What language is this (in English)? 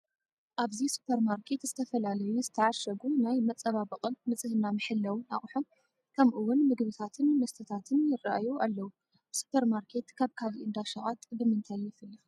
Tigrinya